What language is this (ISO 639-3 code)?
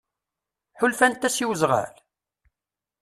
kab